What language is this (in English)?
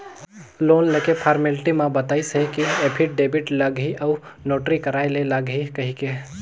Chhattisgarhi